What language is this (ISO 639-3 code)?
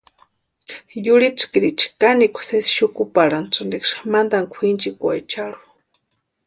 pua